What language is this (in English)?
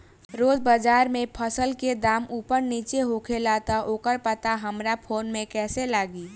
Bhojpuri